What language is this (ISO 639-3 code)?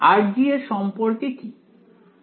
ben